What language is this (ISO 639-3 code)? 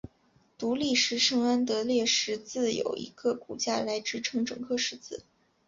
zho